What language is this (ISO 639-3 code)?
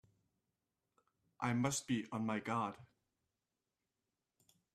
eng